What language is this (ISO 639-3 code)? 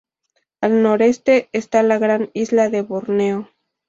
spa